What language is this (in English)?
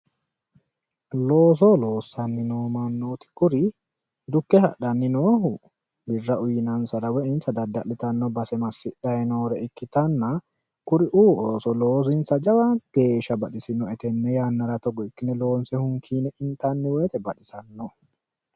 Sidamo